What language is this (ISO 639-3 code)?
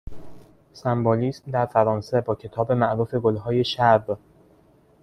fas